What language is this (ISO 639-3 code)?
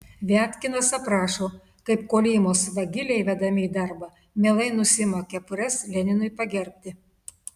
lit